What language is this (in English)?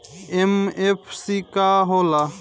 Bhojpuri